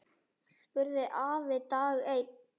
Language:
Icelandic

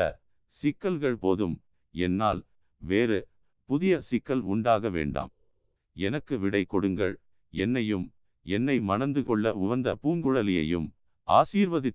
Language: Tamil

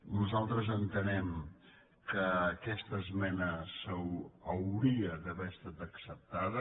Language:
Catalan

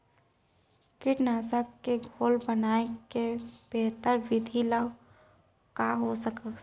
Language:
Chhattisgarhi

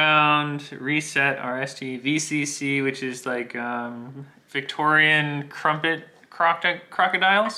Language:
English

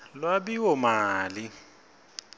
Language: Swati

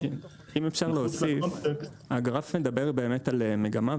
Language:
Hebrew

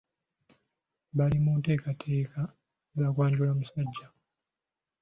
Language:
Ganda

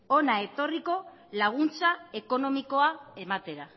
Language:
Basque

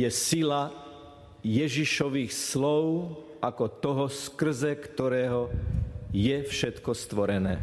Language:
Slovak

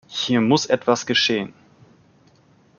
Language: German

